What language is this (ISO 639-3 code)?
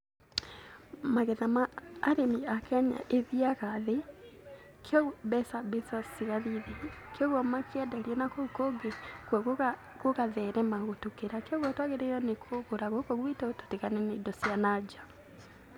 kik